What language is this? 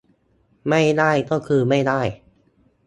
Thai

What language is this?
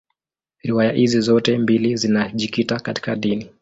Swahili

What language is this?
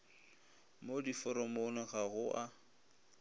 Northern Sotho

